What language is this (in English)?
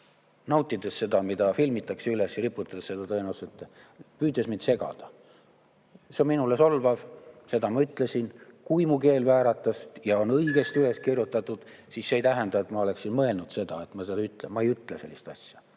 Estonian